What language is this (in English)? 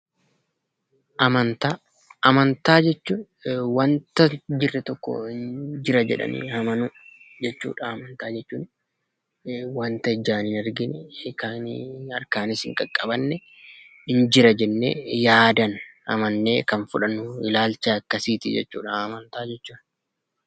Oromo